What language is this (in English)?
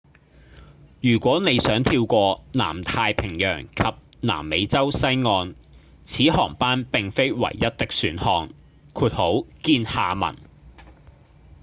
Cantonese